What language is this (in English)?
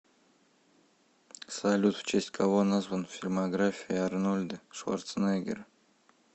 Russian